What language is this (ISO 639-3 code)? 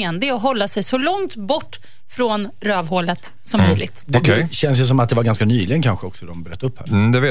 swe